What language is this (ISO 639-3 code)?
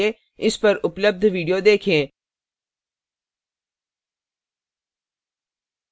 hin